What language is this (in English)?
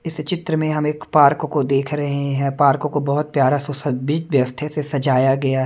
Hindi